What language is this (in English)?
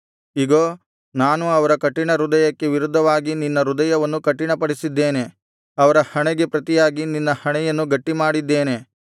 Kannada